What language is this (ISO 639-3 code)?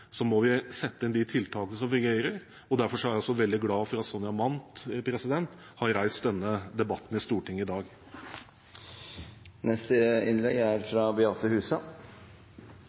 nor